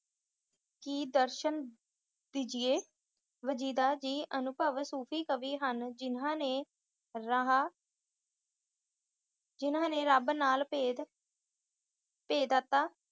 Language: Punjabi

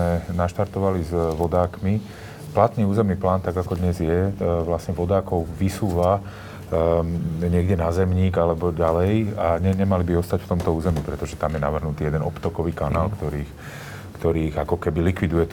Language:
Slovak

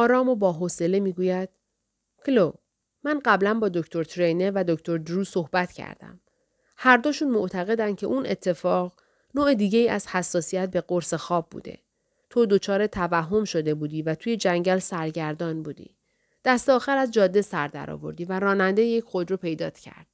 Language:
Persian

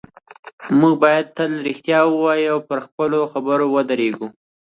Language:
Pashto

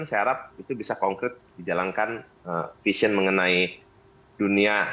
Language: Indonesian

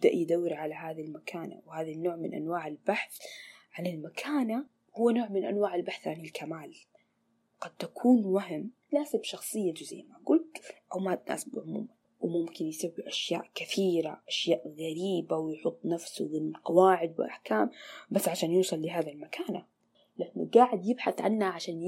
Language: Arabic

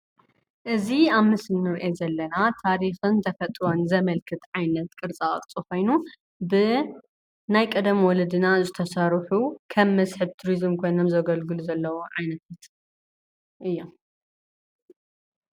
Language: Tigrinya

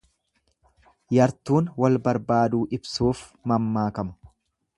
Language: Oromo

